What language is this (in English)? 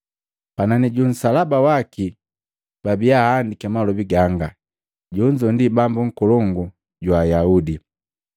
Matengo